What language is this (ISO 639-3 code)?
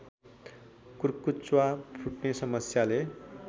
nep